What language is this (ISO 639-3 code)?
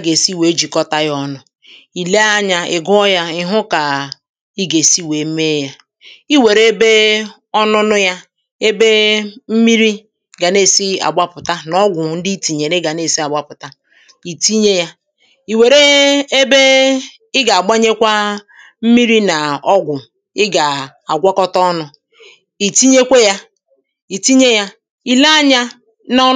ibo